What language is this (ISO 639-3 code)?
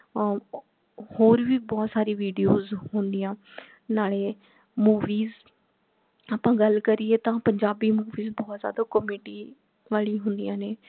pan